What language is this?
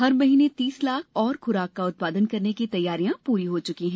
Hindi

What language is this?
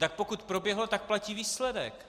Czech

